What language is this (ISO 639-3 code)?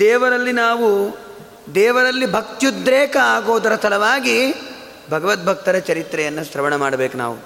kan